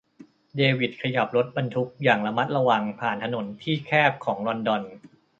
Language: Thai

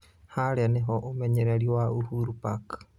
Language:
Kikuyu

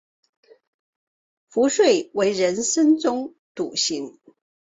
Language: Chinese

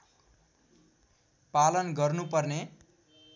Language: Nepali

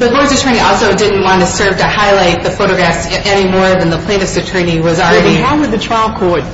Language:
English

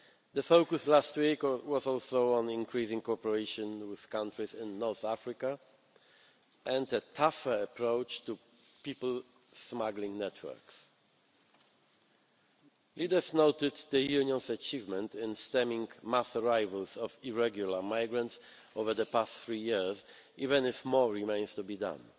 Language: English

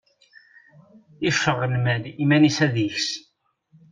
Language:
Kabyle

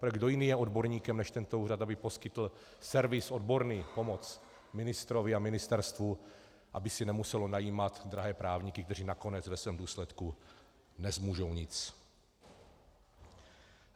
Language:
Czech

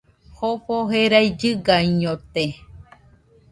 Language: Nüpode Huitoto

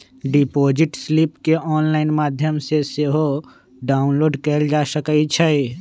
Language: Magahi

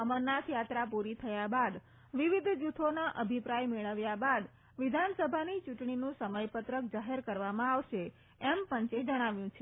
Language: Gujarati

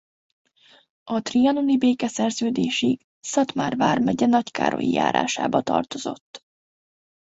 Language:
Hungarian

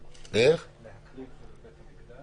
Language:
Hebrew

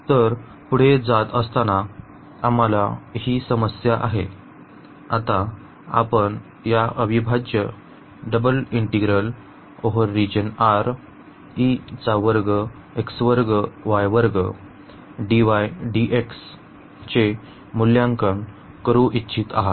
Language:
Marathi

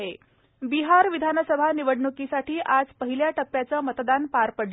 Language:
Marathi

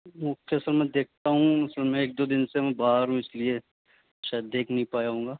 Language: Urdu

